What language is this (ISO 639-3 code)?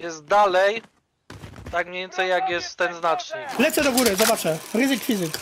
pol